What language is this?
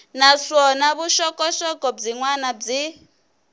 Tsonga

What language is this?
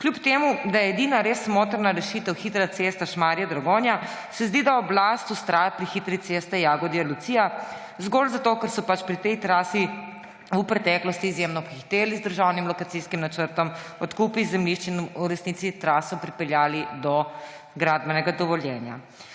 Slovenian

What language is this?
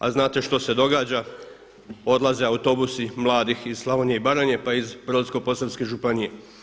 Croatian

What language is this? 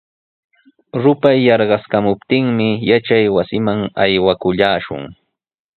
Sihuas Ancash Quechua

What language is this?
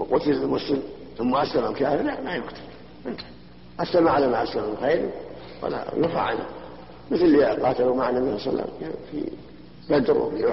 Arabic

